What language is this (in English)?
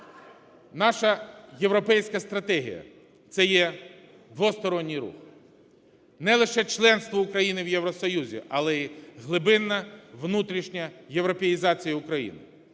Ukrainian